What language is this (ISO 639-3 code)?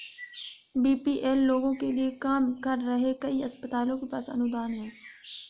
hin